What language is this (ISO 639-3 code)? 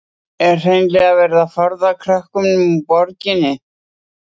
isl